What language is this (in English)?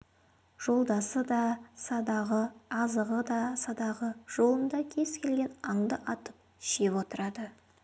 Kazakh